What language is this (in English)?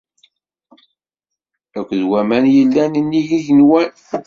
Kabyle